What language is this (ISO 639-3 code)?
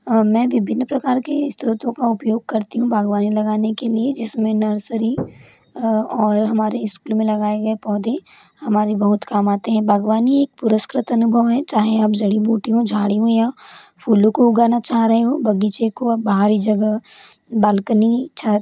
hin